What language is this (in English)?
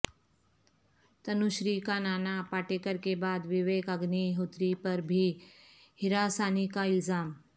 Urdu